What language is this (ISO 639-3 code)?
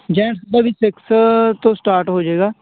pan